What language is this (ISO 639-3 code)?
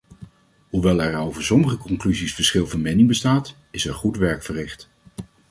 nld